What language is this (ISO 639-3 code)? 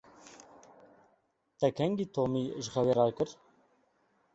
kur